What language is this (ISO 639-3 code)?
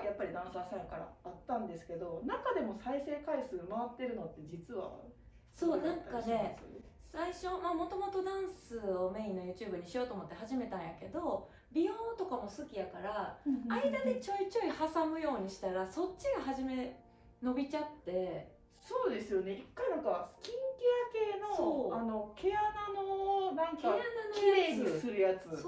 jpn